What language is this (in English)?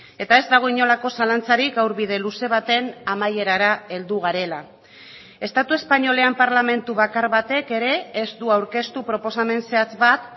Basque